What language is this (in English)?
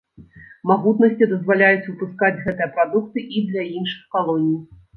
Belarusian